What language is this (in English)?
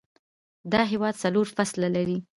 Pashto